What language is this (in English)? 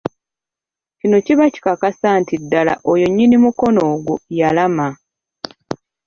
Ganda